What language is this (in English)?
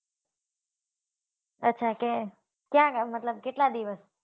Gujarati